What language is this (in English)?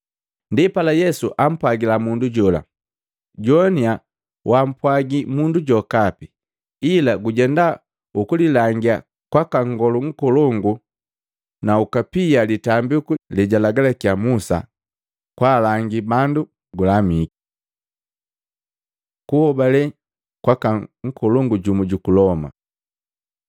Matengo